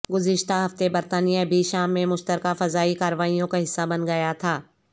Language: Urdu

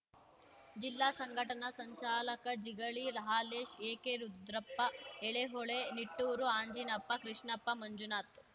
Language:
Kannada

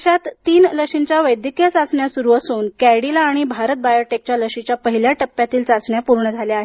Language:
Marathi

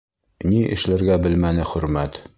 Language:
Bashkir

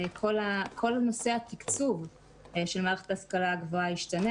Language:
Hebrew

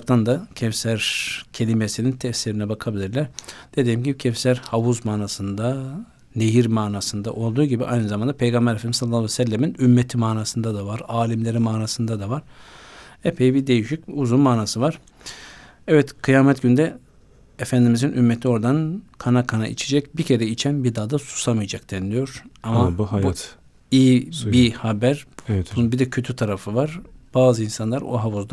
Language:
Turkish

